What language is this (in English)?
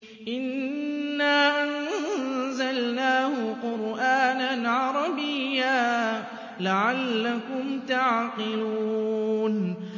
Arabic